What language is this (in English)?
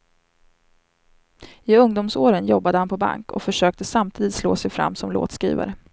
Swedish